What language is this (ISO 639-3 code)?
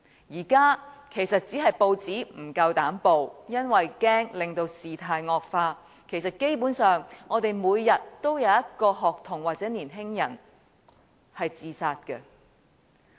yue